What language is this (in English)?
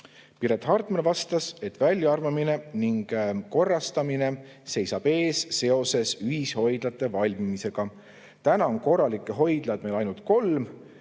Estonian